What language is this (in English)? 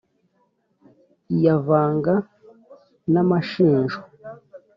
Kinyarwanda